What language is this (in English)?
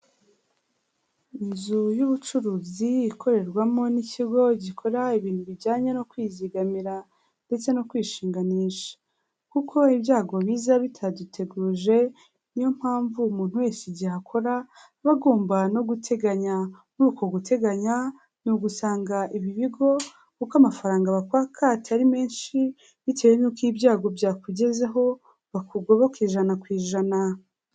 Kinyarwanda